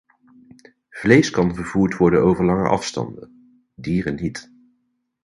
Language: Dutch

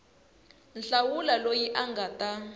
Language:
Tsonga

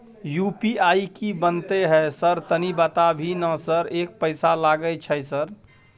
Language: Maithili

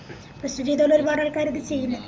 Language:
Malayalam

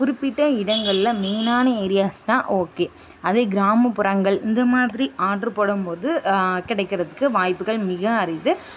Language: Tamil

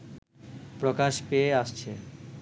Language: Bangla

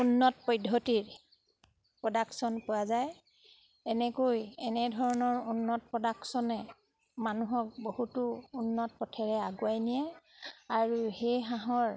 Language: Assamese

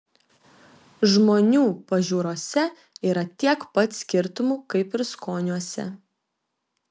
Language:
Lithuanian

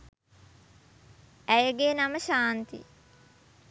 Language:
Sinhala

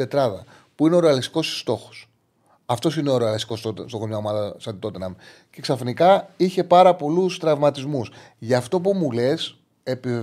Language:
Greek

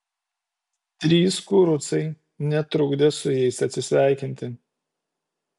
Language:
Lithuanian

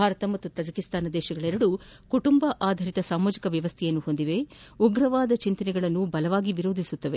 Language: Kannada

